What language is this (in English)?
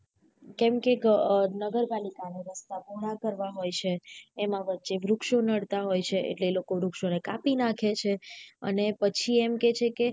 Gujarati